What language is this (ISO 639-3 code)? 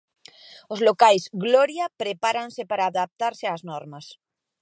glg